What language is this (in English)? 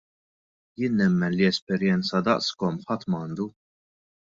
Maltese